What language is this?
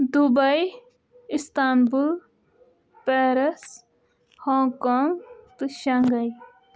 Kashmiri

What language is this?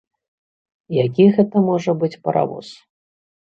Belarusian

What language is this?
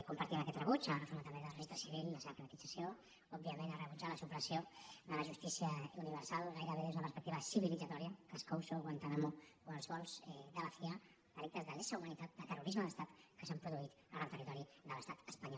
Catalan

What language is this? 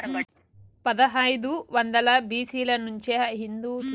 Telugu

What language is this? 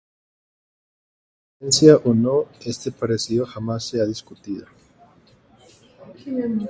Spanish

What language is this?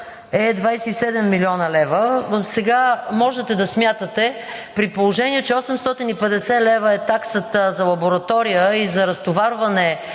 Bulgarian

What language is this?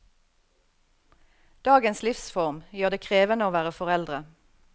Norwegian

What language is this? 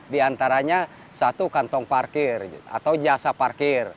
Indonesian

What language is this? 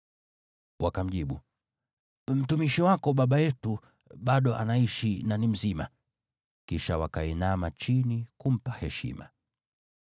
Swahili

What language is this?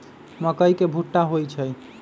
Magahi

